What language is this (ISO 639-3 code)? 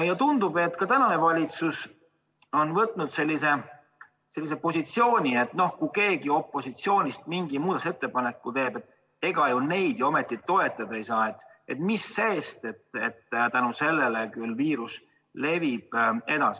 est